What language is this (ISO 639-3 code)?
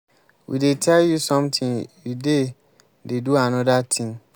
pcm